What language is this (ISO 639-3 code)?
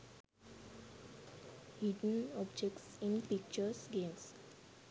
sin